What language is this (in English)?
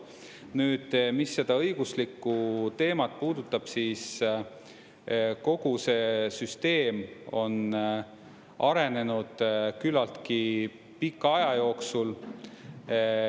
Estonian